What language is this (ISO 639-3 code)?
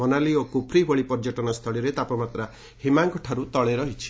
ori